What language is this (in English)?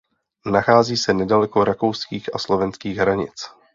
Czech